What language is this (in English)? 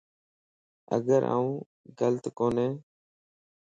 Lasi